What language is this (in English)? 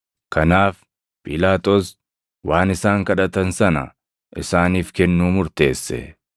Oromo